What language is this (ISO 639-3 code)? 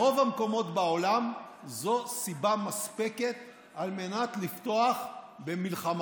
heb